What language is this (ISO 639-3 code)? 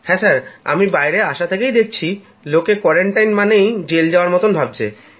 ben